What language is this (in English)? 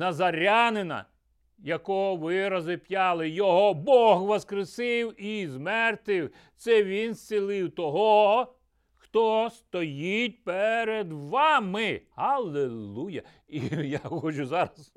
Ukrainian